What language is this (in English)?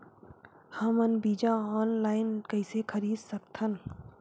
Chhattisgarhi